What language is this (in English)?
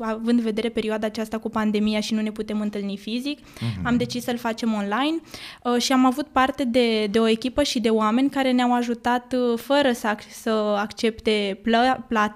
Romanian